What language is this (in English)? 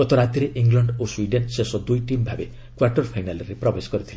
Odia